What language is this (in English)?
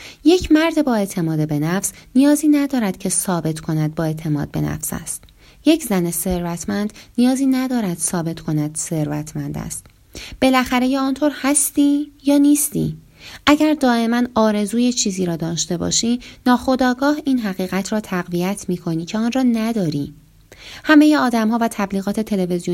Persian